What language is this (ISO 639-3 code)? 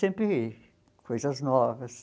por